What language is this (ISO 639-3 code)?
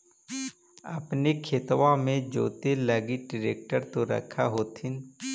mag